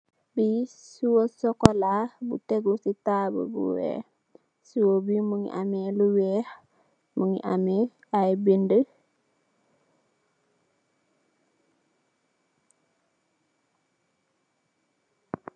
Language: Wolof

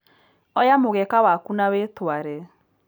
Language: Kikuyu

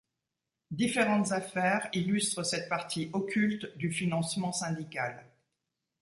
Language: French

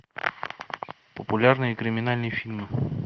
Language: Russian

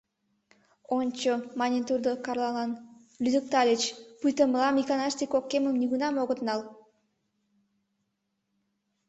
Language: Mari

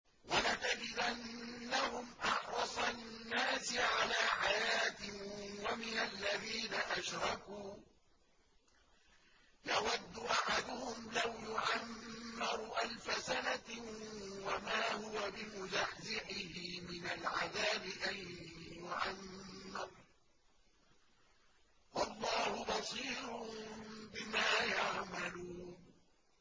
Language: Arabic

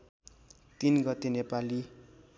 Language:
Nepali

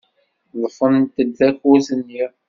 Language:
Kabyle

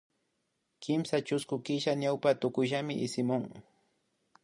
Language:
Imbabura Highland Quichua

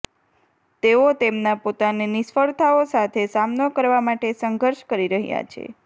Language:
Gujarati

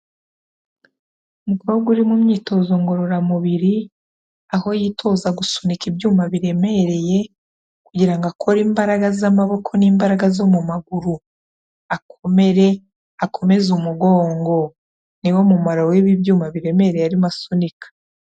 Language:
Kinyarwanda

